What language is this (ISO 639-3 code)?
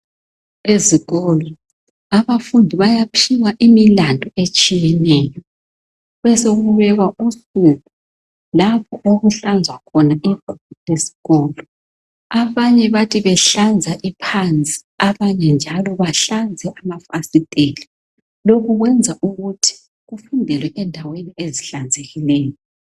nde